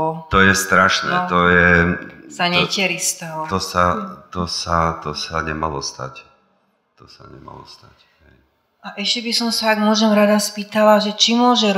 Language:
Slovak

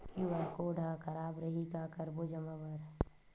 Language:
Chhattisgarhi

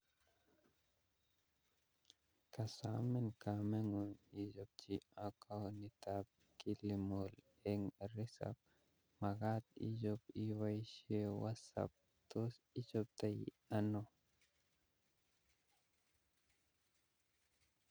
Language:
Kalenjin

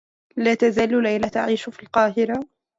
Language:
Arabic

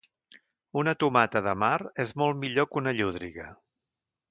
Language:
Catalan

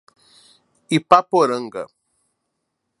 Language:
Portuguese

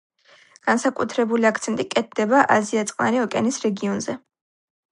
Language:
Georgian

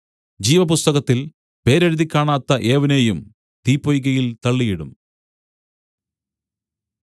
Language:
Malayalam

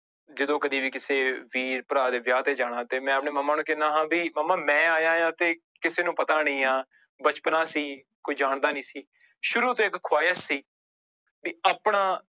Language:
Punjabi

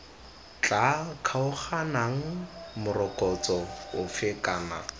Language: Tswana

